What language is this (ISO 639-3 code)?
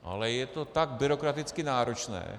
ces